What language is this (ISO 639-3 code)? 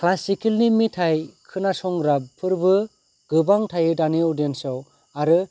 brx